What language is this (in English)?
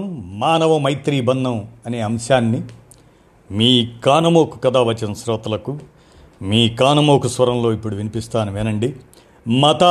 Telugu